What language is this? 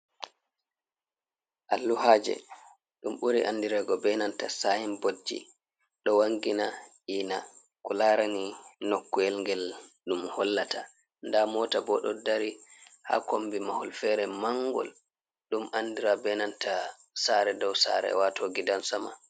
Fula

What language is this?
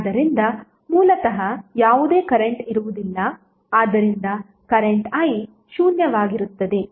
Kannada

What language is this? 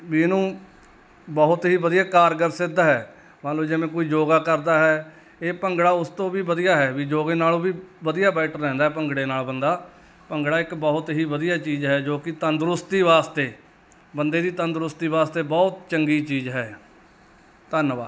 Punjabi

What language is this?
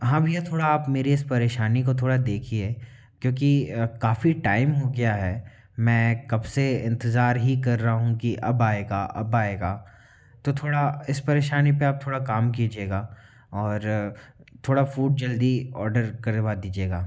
Hindi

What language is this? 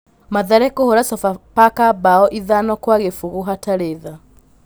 Kikuyu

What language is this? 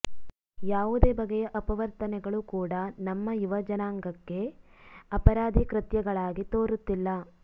Kannada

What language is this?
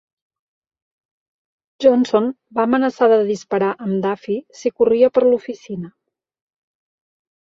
Catalan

